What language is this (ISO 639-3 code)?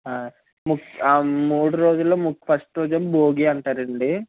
tel